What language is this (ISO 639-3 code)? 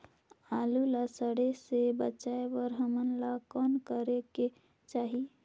hne